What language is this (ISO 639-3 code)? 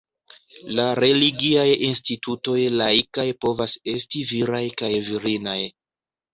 epo